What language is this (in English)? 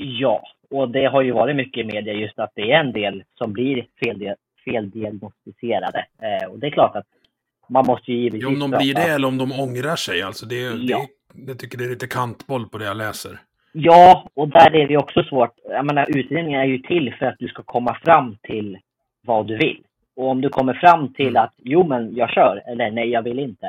Swedish